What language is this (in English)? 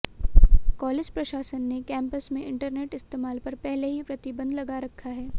Hindi